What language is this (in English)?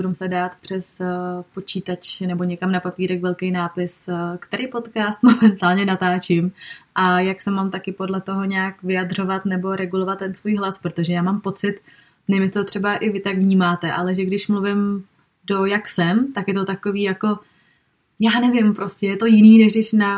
Czech